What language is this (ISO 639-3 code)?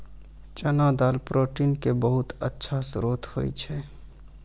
mai